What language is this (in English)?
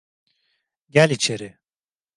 Turkish